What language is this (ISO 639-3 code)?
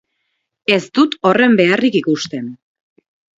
eus